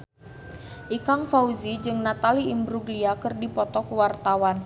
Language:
Sundanese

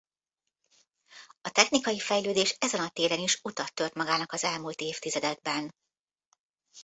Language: Hungarian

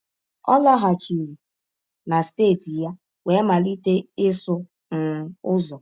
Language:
Igbo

